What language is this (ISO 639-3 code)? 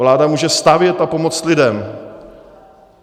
ces